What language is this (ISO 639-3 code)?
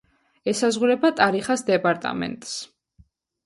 kat